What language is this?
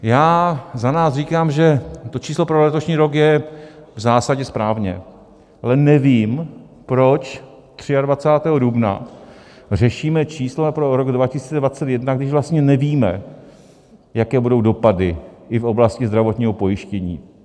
Czech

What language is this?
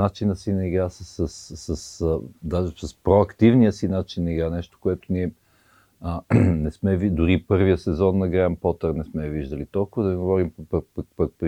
Bulgarian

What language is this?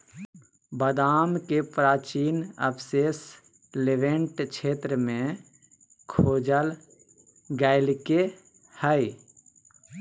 Magahi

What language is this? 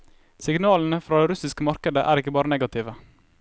Norwegian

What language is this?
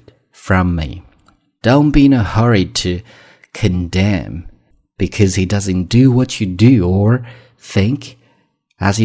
Chinese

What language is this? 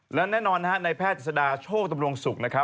Thai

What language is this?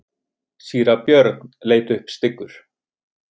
Icelandic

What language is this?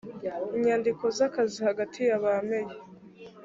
Kinyarwanda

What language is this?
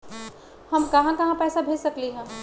Magahi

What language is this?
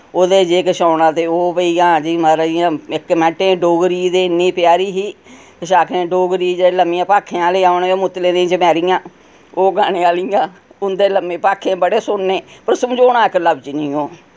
Dogri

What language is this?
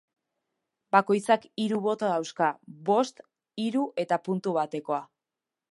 Basque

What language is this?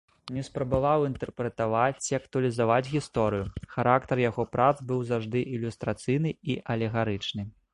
Belarusian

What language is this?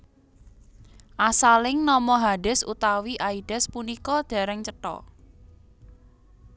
Javanese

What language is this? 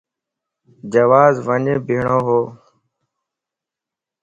Lasi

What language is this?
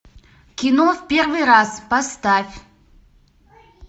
Russian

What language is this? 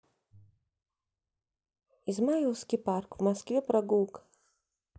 Russian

